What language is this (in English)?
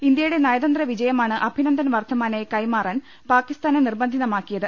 Malayalam